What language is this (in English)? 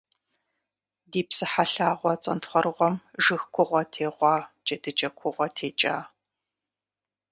Kabardian